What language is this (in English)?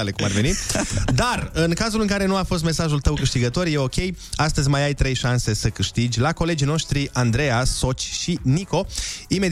Romanian